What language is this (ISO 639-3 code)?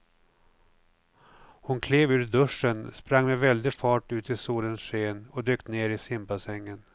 swe